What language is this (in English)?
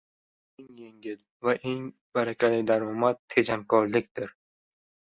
Uzbek